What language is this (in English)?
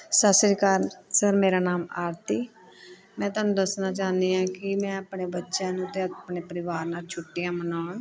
Punjabi